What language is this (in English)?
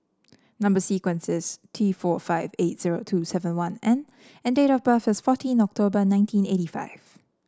English